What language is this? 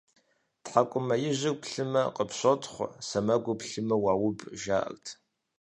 Kabardian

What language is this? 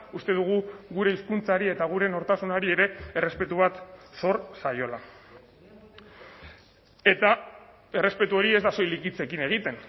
Basque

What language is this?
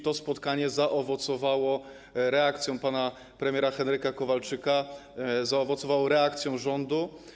Polish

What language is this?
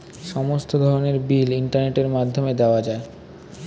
Bangla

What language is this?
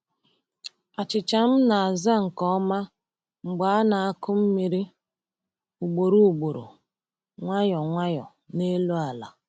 Igbo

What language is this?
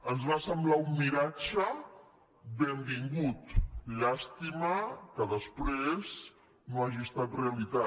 Catalan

